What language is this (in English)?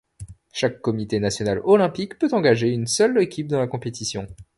French